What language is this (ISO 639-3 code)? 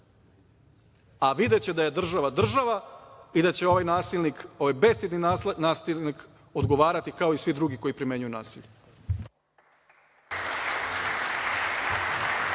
srp